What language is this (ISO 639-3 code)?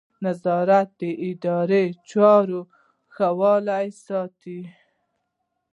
pus